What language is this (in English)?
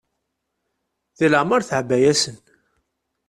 Kabyle